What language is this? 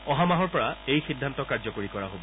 Assamese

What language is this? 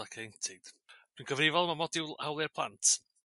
Welsh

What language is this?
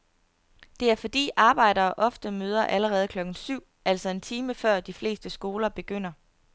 Danish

